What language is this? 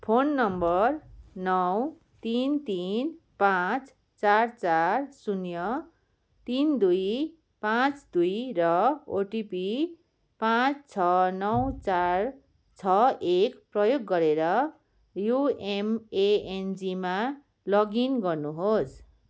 Nepali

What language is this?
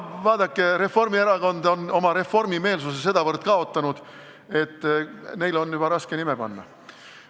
Estonian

